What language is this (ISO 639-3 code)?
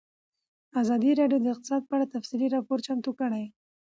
pus